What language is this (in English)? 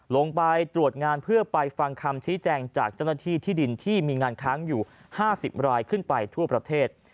Thai